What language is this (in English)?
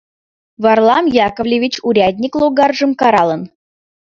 Mari